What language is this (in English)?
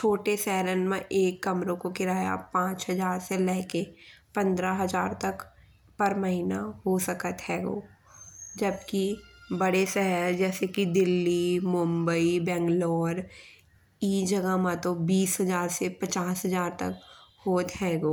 Bundeli